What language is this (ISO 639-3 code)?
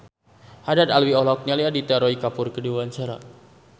sun